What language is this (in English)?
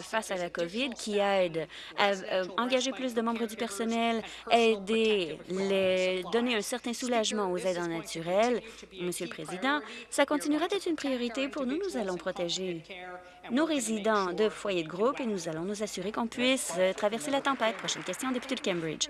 French